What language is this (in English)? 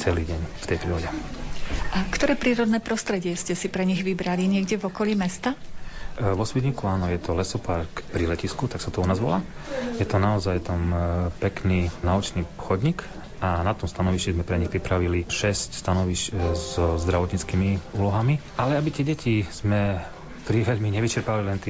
Slovak